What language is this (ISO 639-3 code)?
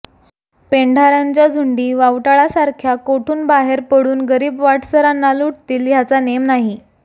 mar